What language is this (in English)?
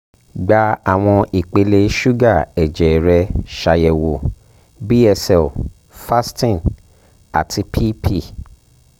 Yoruba